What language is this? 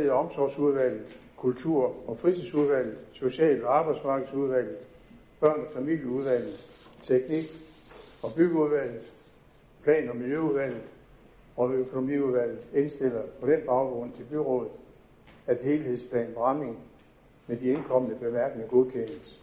Danish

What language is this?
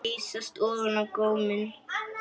Icelandic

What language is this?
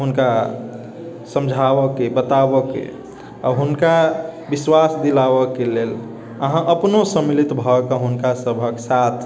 Maithili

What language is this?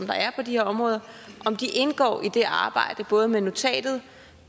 Danish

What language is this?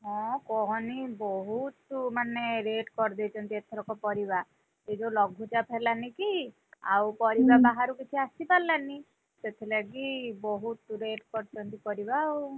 Odia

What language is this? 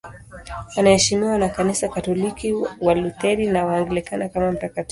Swahili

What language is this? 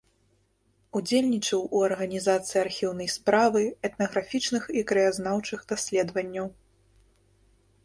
Belarusian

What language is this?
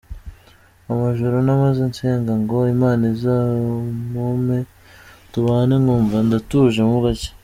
Kinyarwanda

